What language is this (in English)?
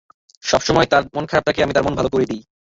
Bangla